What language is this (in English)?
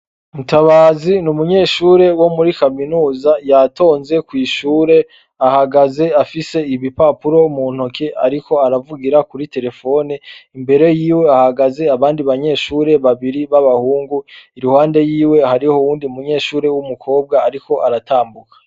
Rundi